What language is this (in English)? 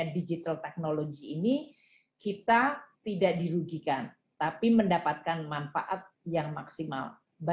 Indonesian